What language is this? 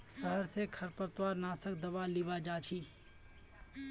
Magahi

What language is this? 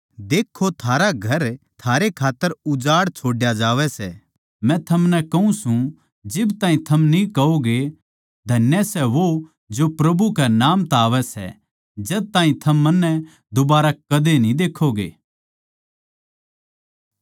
Haryanvi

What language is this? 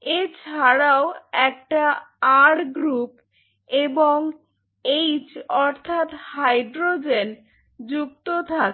Bangla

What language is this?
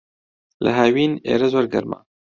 Central Kurdish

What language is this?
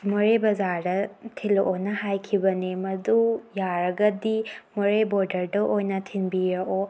Manipuri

